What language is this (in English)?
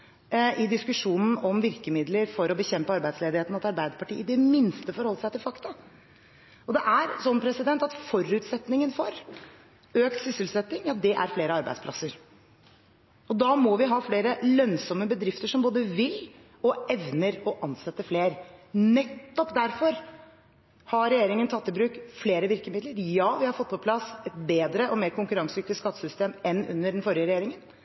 Norwegian Bokmål